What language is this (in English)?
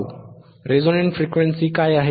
Marathi